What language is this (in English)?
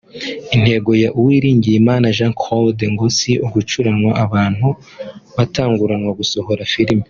Kinyarwanda